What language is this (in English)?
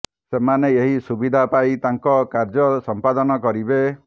Odia